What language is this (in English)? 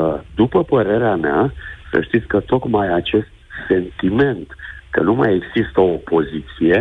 Romanian